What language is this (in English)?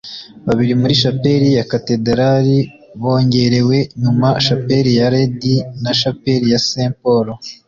Kinyarwanda